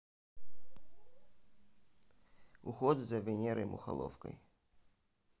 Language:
Russian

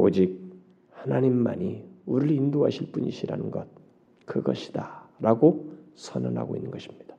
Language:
Korean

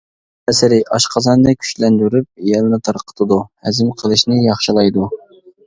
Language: Uyghur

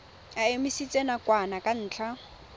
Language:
Tswana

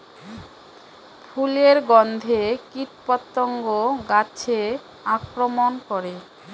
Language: Bangla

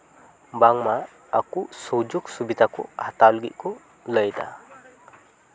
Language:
Santali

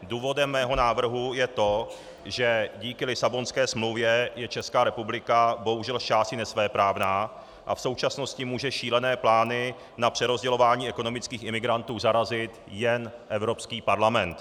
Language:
Czech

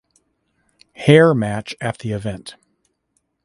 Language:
English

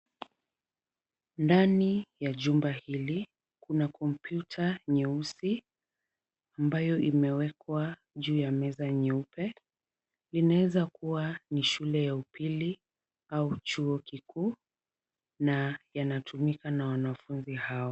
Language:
Swahili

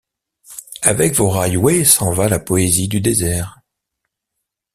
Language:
French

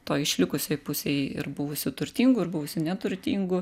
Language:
Lithuanian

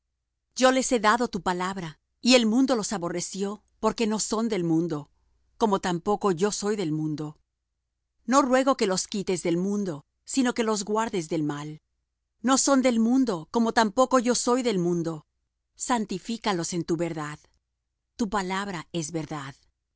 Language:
Spanish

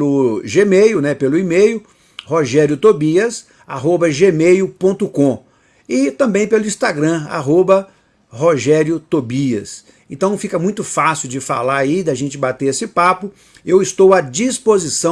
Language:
Portuguese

